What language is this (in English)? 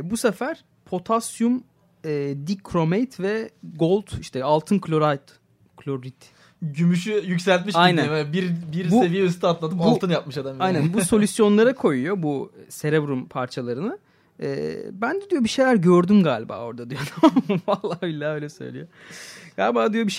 Turkish